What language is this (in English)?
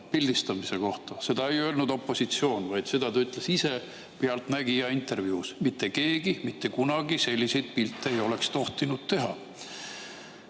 Estonian